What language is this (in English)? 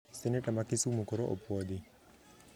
Luo (Kenya and Tanzania)